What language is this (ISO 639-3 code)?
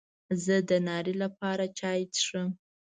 pus